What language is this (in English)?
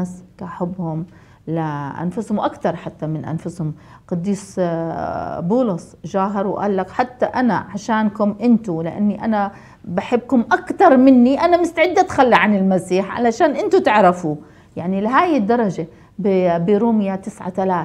Arabic